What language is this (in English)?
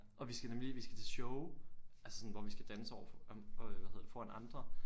Danish